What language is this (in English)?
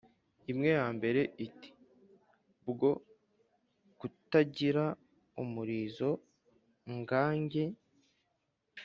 Kinyarwanda